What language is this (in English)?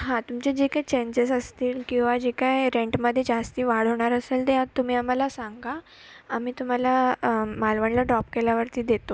Marathi